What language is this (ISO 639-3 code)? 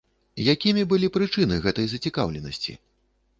bel